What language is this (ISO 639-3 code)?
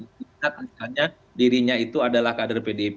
ind